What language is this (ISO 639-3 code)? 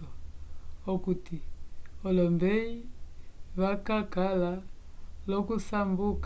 umb